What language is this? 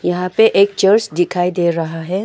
Hindi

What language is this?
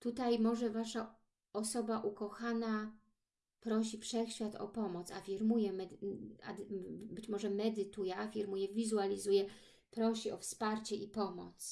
Polish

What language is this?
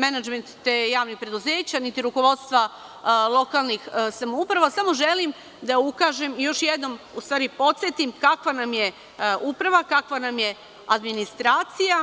Serbian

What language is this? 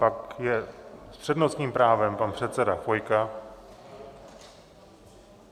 Czech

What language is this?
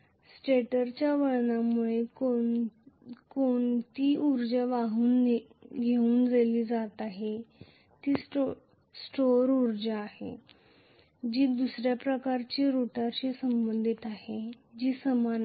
Marathi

